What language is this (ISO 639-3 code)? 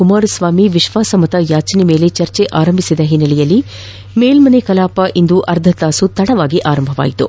kan